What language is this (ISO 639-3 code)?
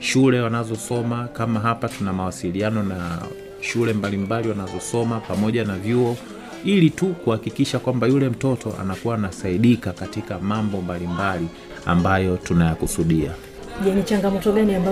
swa